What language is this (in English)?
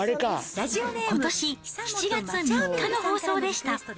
Japanese